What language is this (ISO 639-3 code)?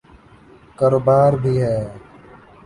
urd